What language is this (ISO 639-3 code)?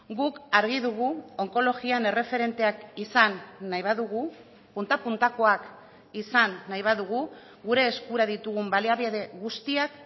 eus